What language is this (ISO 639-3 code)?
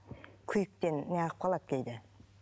kaz